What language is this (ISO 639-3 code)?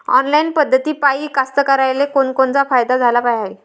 mar